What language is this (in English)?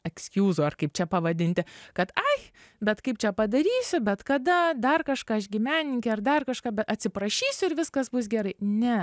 Lithuanian